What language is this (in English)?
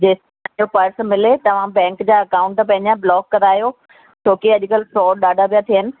Sindhi